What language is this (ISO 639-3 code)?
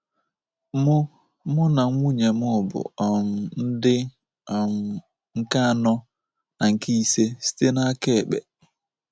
ibo